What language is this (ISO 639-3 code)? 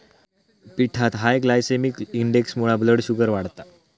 mar